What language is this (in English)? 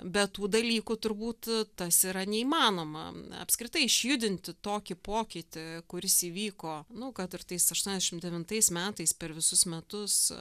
Lithuanian